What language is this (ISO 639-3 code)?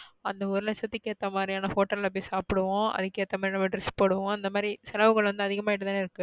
tam